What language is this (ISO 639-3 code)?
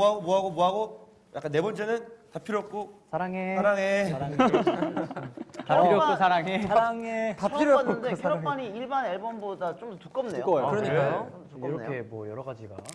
kor